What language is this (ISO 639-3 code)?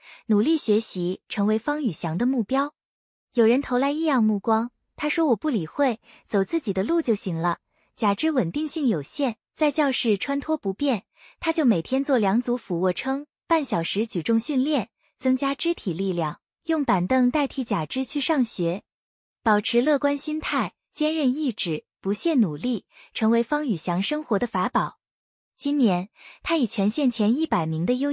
zho